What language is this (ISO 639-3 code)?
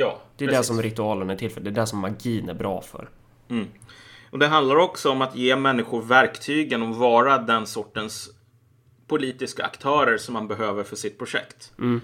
swe